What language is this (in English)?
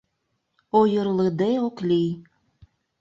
Mari